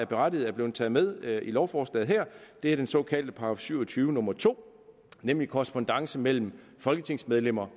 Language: Danish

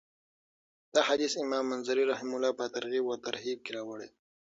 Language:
Pashto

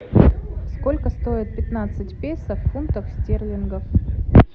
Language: Russian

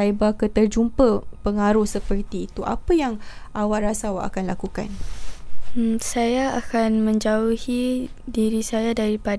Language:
Malay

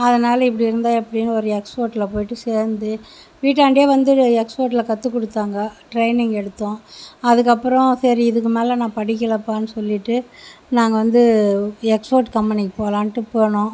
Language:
Tamil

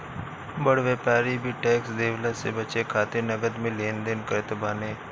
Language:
Bhojpuri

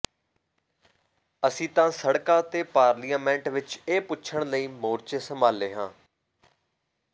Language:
Punjabi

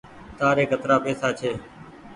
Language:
Goaria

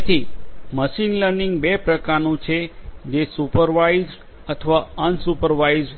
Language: Gujarati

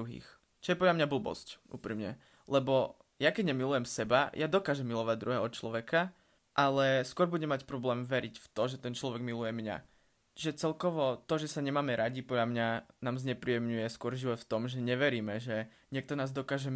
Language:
Slovak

